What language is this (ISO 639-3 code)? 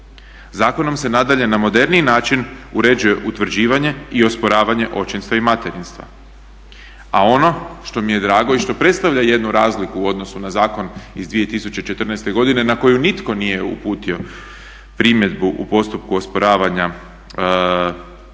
hrv